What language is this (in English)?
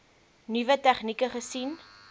Afrikaans